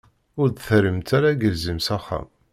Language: Kabyle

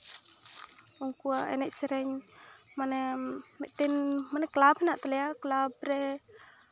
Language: Santali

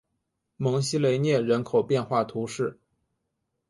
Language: Chinese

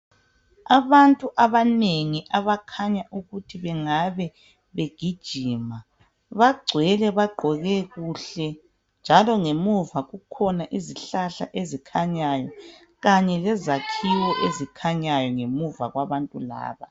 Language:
North Ndebele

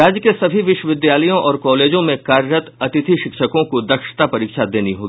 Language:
Hindi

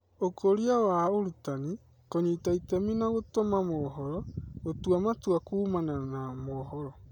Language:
Kikuyu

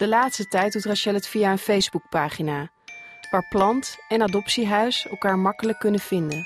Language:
Dutch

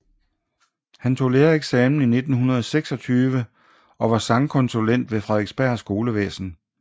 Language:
Danish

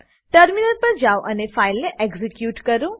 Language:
Gujarati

